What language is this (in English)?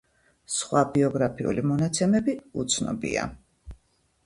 Georgian